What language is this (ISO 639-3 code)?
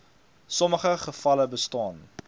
afr